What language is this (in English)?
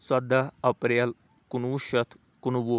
Kashmiri